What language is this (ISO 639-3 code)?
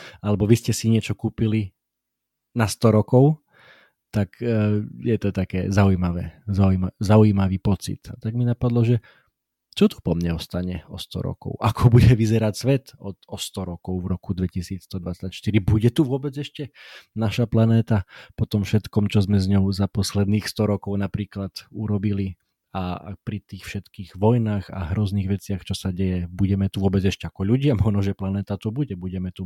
slk